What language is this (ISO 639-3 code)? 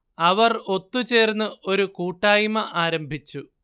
mal